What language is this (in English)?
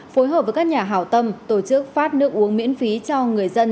Vietnamese